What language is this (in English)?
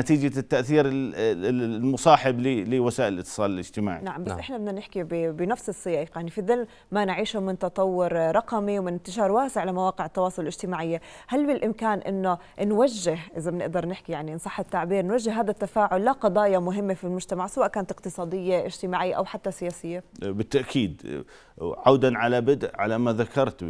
Arabic